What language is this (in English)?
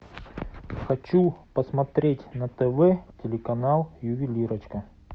Russian